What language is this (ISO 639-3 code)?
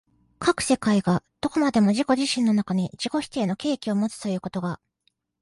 jpn